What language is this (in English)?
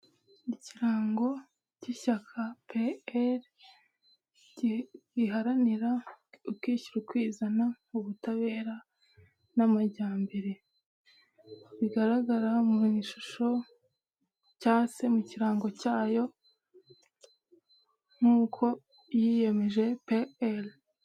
Kinyarwanda